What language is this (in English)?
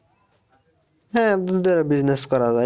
Bangla